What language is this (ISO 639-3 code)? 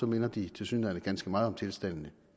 dan